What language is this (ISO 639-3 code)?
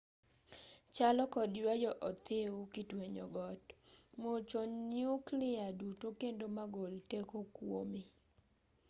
luo